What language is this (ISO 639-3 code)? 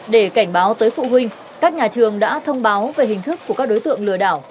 vie